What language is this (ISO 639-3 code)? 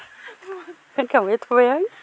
brx